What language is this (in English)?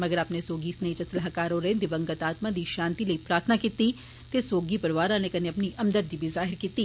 Dogri